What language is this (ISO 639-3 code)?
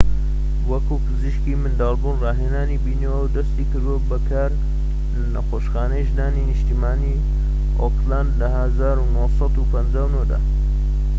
ckb